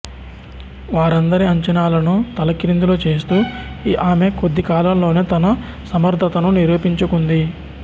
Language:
Telugu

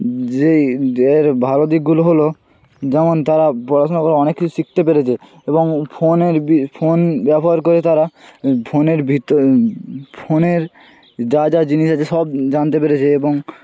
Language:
Bangla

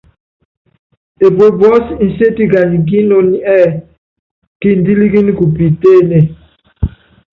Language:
Yangben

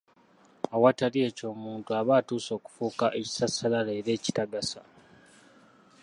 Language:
Ganda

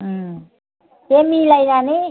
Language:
Bodo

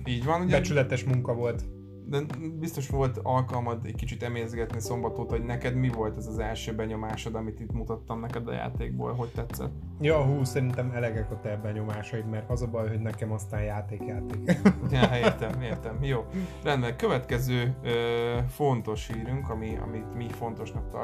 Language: Hungarian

